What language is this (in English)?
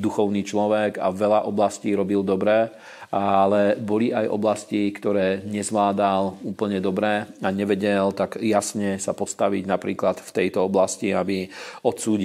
Slovak